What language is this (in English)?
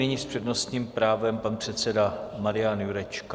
Czech